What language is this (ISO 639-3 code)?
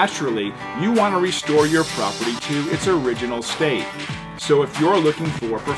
eng